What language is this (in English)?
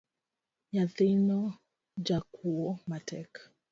Luo (Kenya and Tanzania)